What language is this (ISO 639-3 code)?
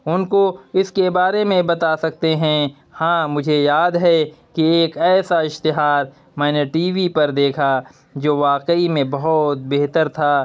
urd